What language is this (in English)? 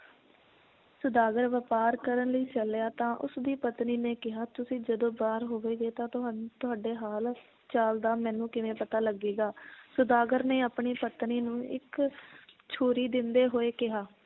Punjabi